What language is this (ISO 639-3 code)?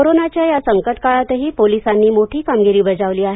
mar